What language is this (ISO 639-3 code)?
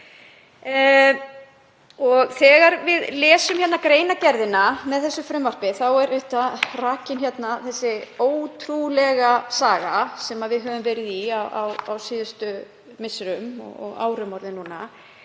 isl